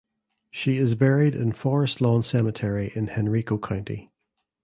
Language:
English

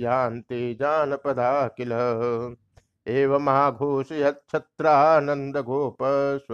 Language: Hindi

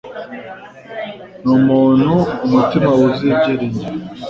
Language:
Kinyarwanda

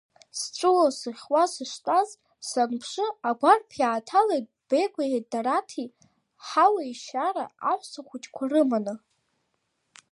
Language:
Abkhazian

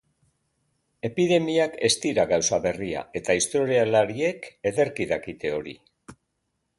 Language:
Basque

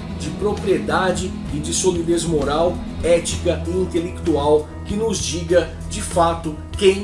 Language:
Portuguese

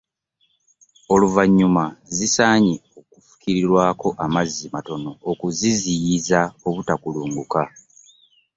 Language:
Ganda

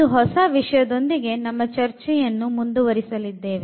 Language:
Kannada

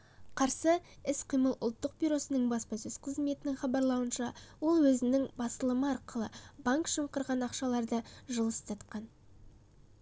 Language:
Kazakh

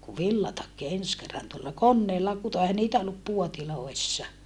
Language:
Finnish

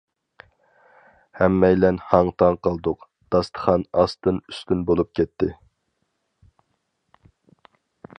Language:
Uyghur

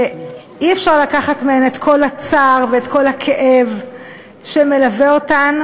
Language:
Hebrew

